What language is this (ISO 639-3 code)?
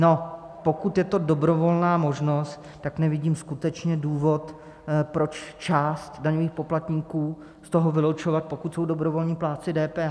ces